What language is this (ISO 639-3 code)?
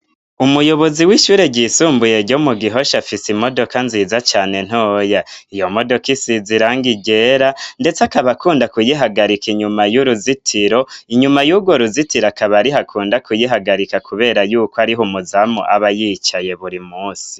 run